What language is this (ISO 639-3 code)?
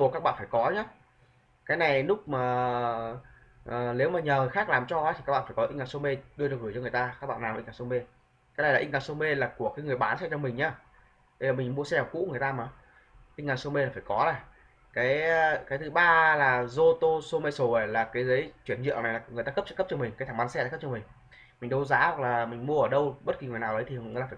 vie